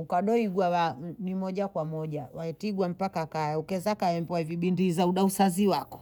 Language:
Bondei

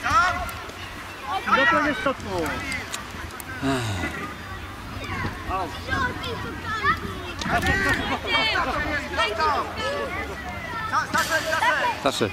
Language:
Polish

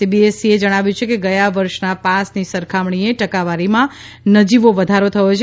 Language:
Gujarati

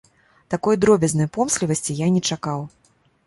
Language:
Belarusian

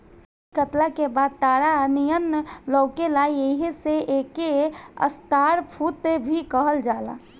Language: Bhojpuri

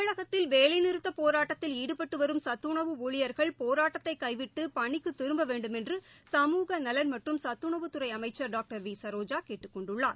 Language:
Tamil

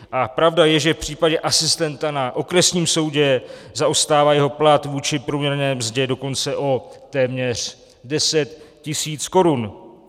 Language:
Czech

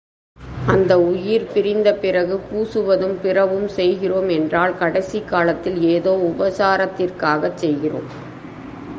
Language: Tamil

